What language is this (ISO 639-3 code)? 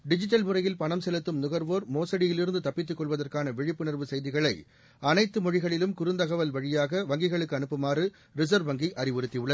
tam